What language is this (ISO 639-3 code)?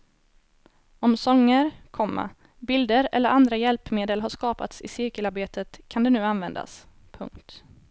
swe